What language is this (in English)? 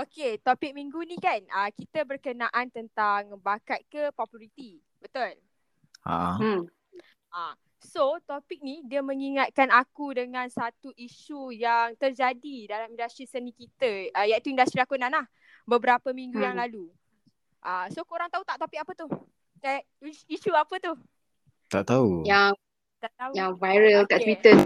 Malay